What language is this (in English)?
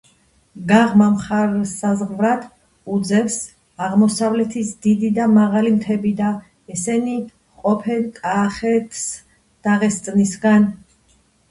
Georgian